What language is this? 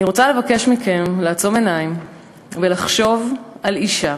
Hebrew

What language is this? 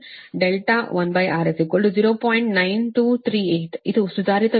Kannada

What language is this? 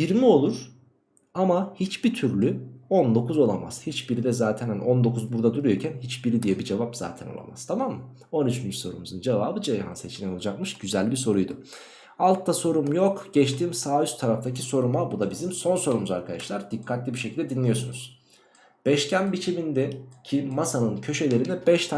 Turkish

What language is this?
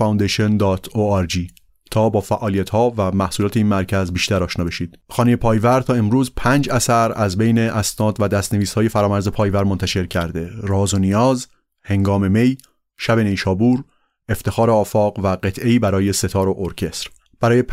Persian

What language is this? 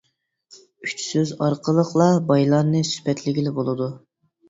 Uyghur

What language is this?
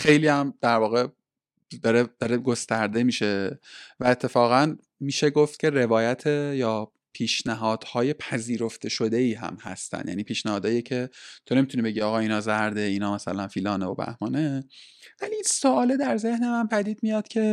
Persian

